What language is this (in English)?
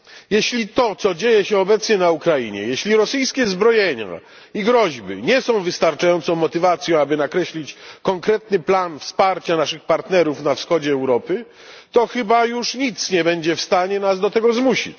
Polish